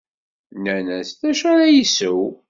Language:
Kabyle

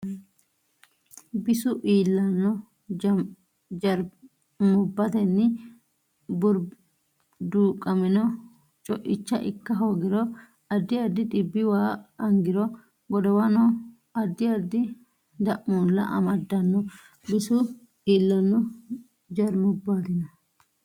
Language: Sidamo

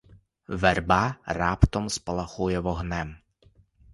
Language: Ukrainian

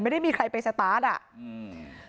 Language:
Thai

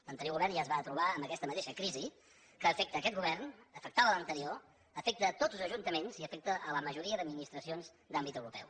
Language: Catalan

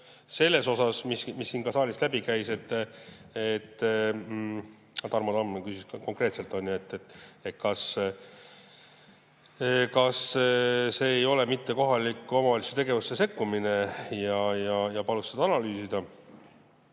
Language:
Estonian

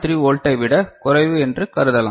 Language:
Tamil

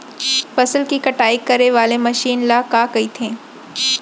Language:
Chhattisgarhi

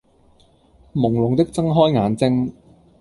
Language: Cantonese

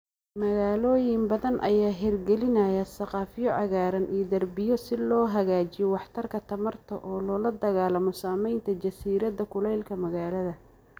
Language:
Somali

